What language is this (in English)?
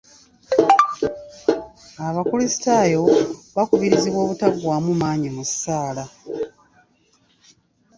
Ganda